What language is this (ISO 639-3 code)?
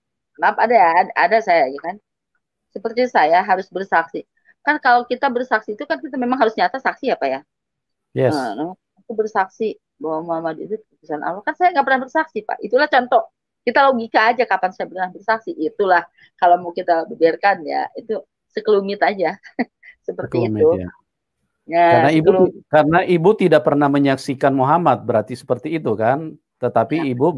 ind